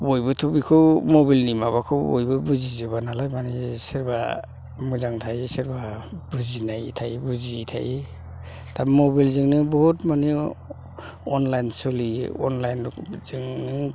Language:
Bodo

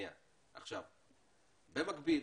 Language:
Hebrew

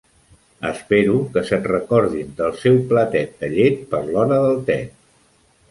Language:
Catalan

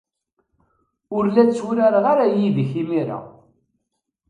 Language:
Kabyle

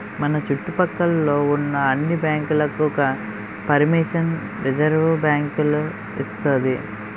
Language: Telugu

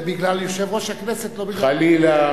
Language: Hebrew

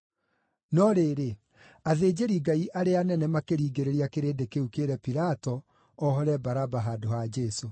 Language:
Kikuyu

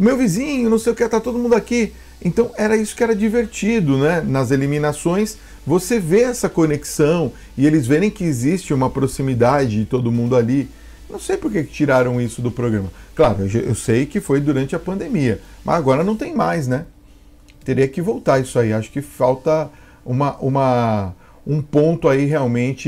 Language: Portuguese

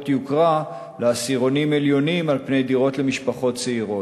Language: Hebrew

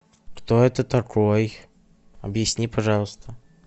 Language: Russian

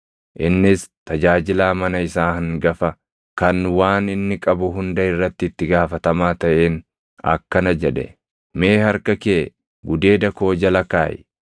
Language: Oromo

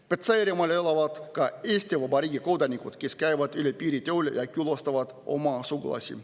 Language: Estonian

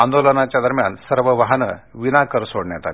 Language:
Marathi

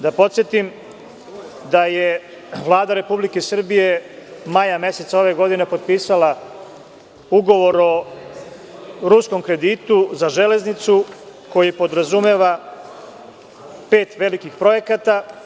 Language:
Serbian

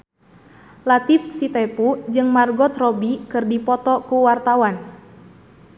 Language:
Sundanese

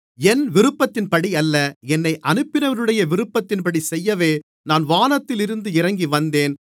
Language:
Tamil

